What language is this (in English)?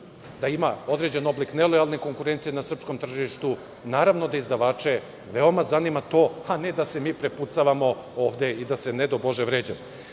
Serbian